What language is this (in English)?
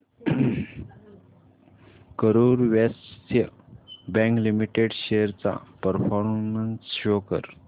Marathi